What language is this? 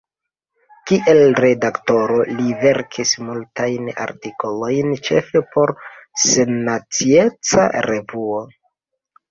Esperanto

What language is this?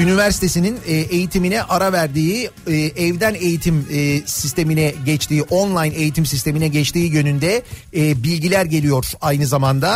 Turkish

